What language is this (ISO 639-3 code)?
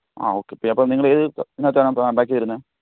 mal